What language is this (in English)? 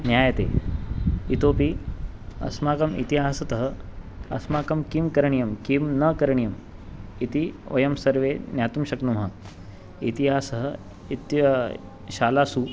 Sanskrit